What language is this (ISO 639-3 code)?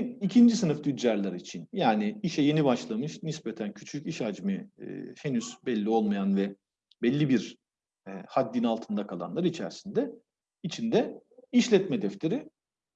tur